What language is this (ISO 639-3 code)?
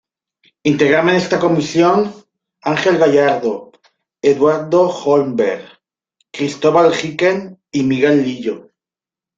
spa